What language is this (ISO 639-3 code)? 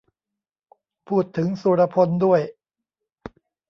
tha